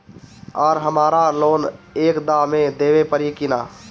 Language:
Bhojpuri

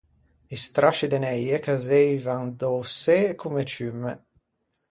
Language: Ligurian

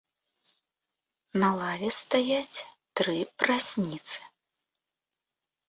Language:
Belarusian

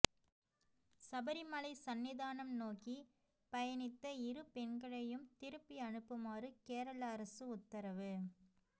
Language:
Tamil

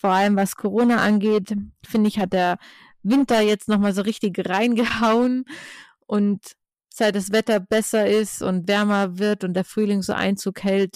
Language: German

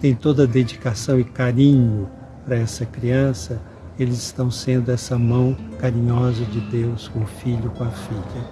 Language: Portuguese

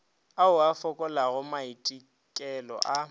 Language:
Northern Sotho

